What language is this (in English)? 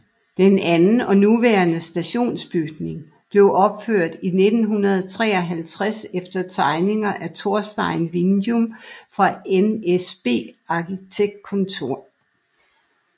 Danish